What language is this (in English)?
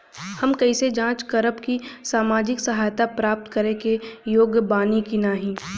Bhojpuri